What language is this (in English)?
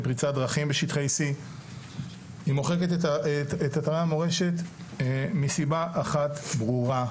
Hebrew